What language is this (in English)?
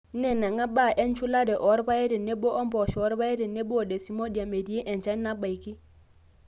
Masai